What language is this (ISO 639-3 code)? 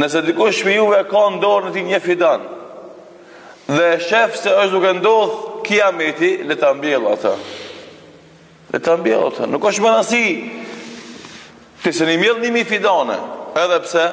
ron